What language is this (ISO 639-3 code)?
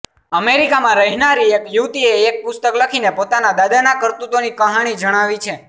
guj